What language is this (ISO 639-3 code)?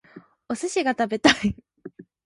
jpn